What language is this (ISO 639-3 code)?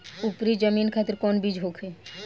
bho